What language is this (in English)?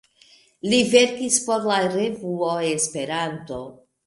Esperanto